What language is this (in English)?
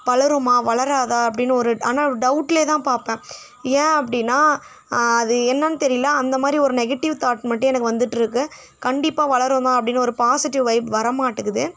Tamil